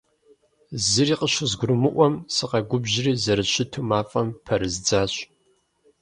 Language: Kabardian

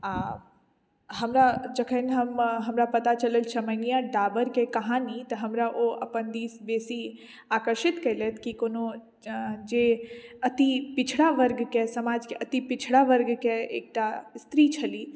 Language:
Maithili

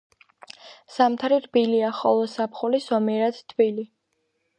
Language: Georgian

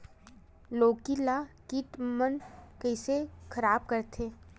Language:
Chhattisgarhi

